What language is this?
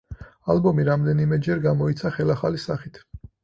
Georgian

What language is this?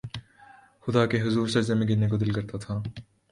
Urdu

